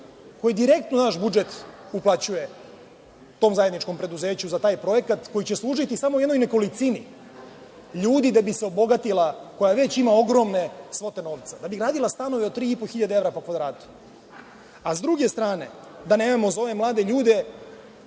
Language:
Serbian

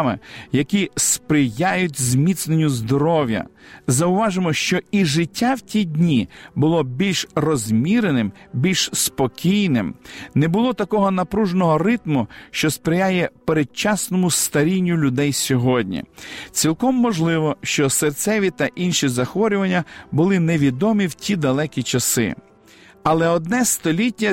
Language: Ukrainian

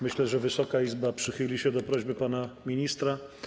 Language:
Polish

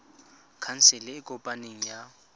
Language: Tswana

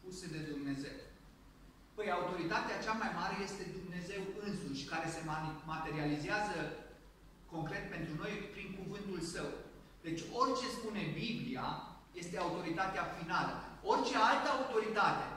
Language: Romanian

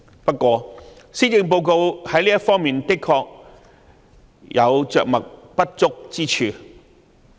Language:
Cantonese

